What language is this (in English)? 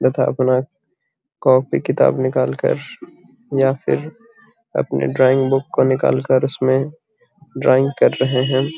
Magahi